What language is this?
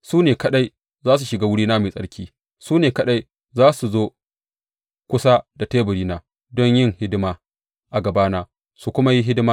Hausa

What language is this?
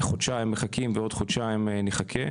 Hebrew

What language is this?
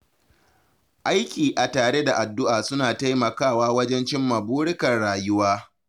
Hausa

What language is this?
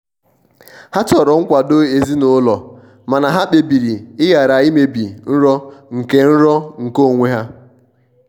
Igbo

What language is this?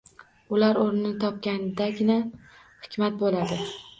Uzbek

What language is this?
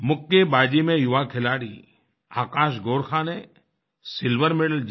Hindi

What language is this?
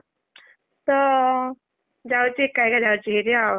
Odia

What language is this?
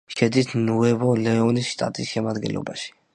Georgian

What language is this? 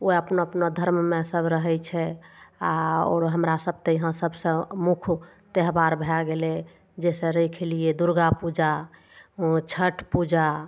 Maithili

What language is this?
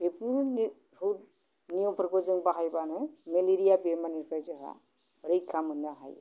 Bodo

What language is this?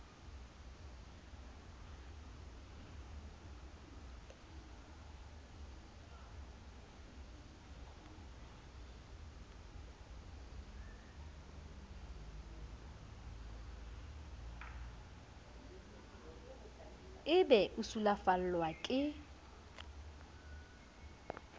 Southern Sotho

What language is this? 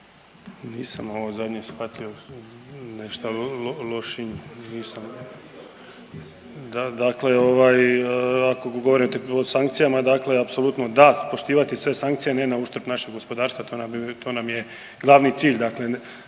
Croatian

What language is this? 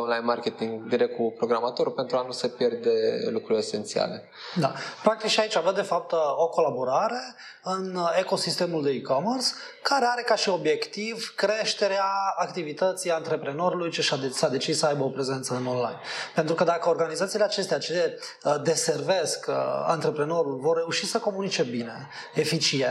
Romanian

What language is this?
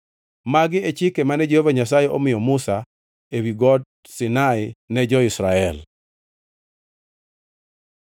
Luo (Kenya and Tanzania)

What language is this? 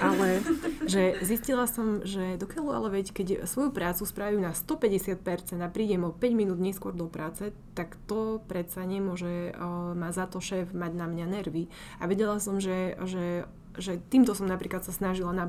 Slovak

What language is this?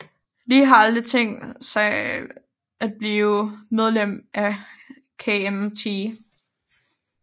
Danish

